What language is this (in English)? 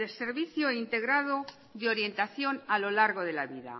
Spanish